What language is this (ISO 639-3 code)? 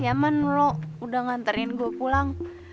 ind